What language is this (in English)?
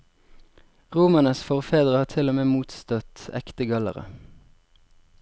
Norwegian